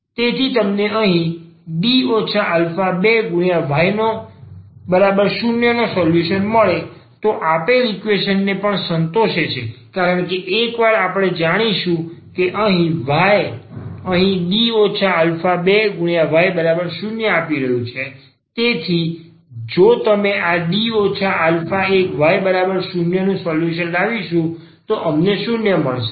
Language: Gujarati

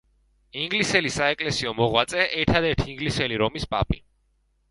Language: Georgian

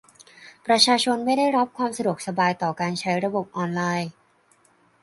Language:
Thai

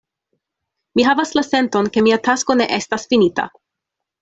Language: Esperanto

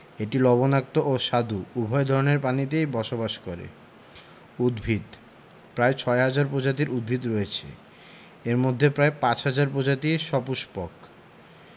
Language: Bangla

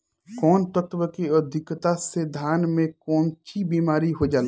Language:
Bhojpuri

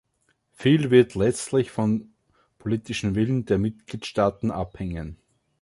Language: German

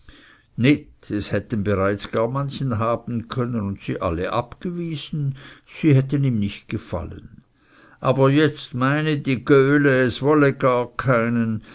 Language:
German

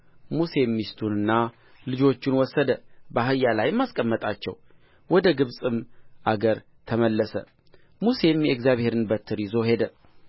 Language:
Amharic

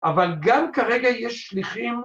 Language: Hebrew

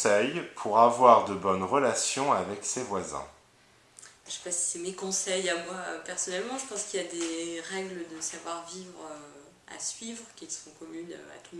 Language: French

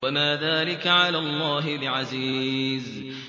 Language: Arabic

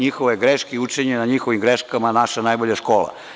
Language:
Serbian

